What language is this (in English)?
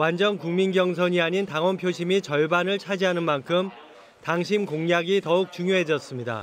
Korean